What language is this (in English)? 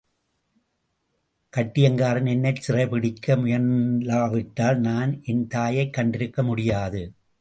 Tamil